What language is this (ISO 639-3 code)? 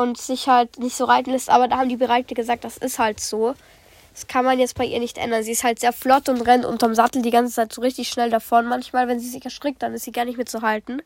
deu